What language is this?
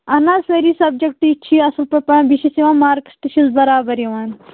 Kashmiri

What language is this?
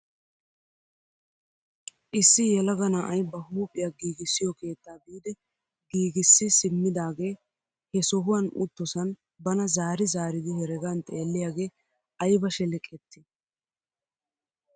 Wolaytta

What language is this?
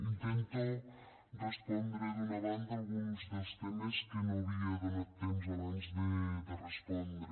Catalan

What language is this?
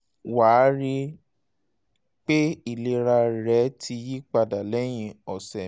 Yoruba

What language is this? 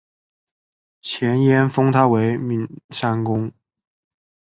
Chinese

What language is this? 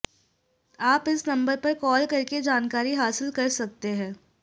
Hindi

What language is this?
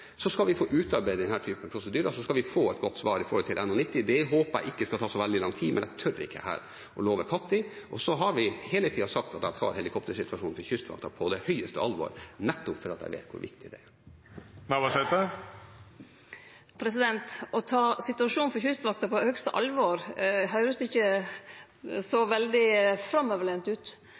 Norwegian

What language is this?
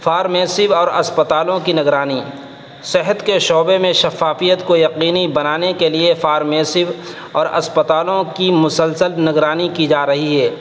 Urdu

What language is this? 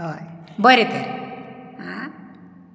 Konkani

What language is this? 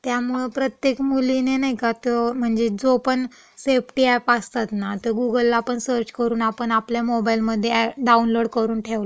Marathi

